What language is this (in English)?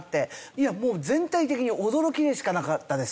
Japanese